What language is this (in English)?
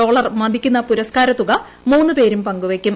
Malayalam